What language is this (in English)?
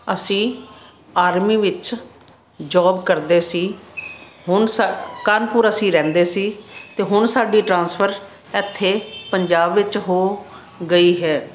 Punjabi